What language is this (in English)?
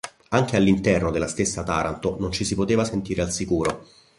Italian